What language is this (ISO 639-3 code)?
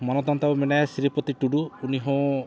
sat